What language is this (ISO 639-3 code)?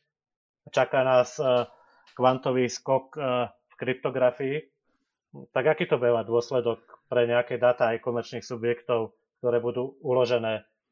slk